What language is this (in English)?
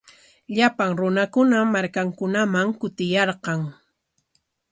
Corongo Ancash Quechua